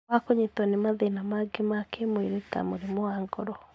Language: Kikuyu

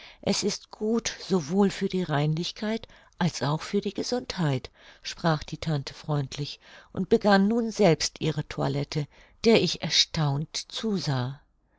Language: German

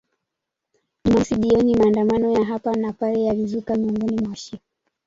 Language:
Swahili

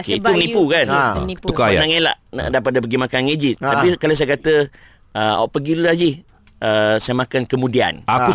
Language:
Malay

